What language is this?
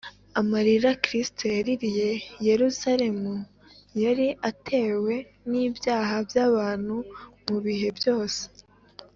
Kinyarwanda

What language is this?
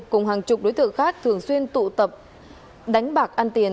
Vietnamese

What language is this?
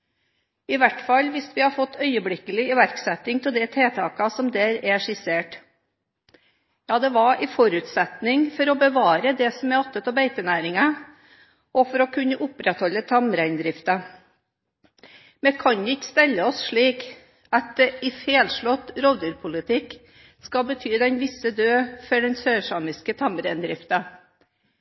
Norwegian Bokmål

